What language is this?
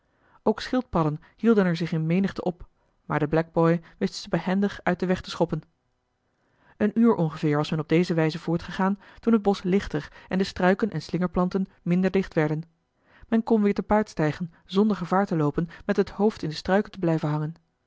Dutch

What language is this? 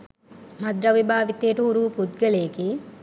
Sinhala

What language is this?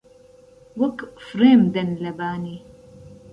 Central Kurdish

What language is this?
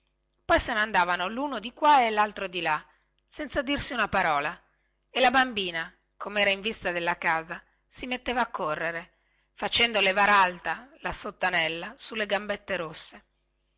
Italian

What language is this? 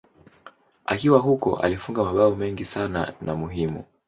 Swahili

